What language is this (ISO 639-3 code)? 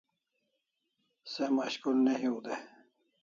kls